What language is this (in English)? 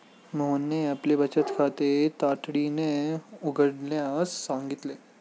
Marathi